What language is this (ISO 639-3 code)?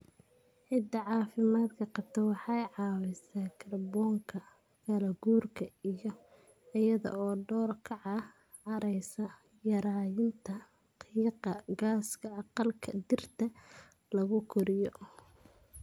som